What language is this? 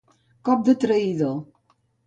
Catalan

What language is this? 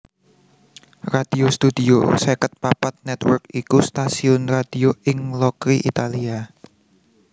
Javanese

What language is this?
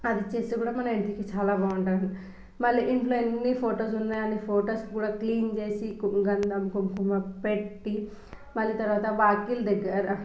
Telugu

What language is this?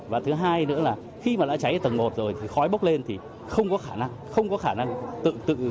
Vietnamese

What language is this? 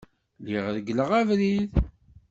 Kabyle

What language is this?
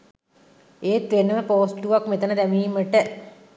Sinhala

